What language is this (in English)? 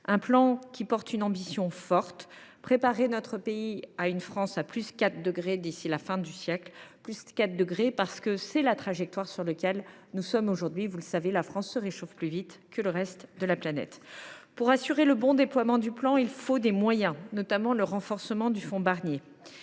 French